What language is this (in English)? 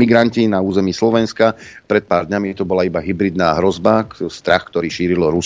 Slovak